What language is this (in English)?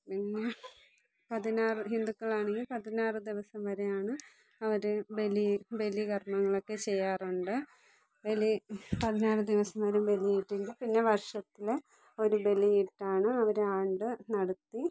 Malayalam